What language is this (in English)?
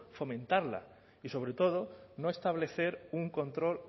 Spanish